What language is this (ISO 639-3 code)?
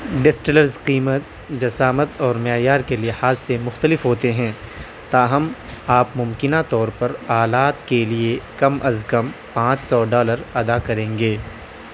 urd